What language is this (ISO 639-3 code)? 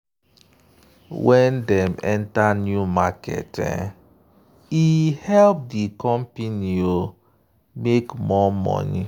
pcm